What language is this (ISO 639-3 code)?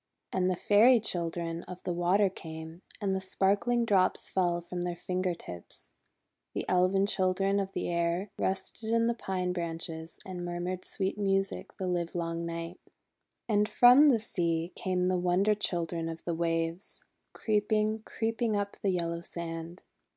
eng